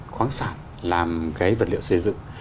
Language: Vietnamese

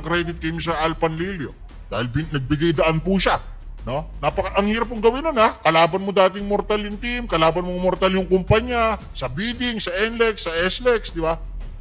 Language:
Filipino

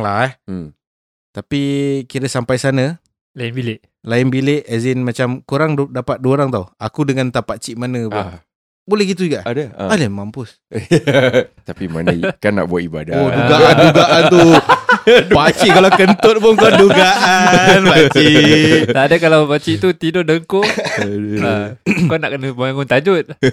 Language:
Malay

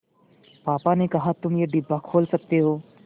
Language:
Hindi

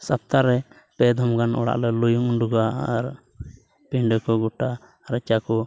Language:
Santali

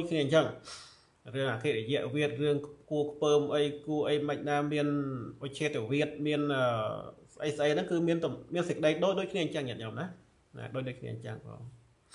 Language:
Thai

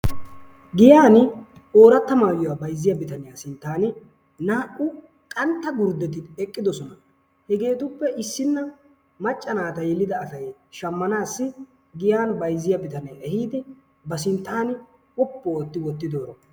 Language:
Wolaytta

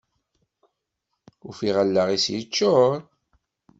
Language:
Kabyle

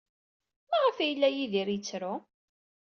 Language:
Kabyle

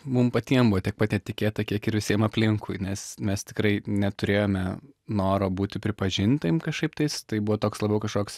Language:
Lithuanian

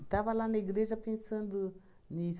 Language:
Portuguese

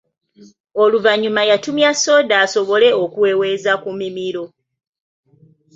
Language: Ganda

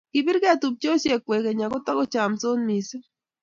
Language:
Kalenjin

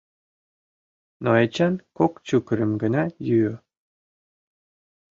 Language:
Mari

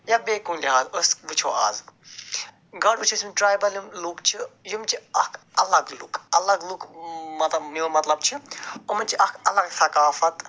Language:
Kashmiri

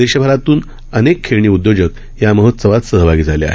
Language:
Marathi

